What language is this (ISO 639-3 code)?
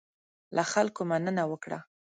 pus